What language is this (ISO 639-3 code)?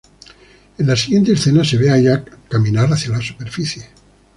spa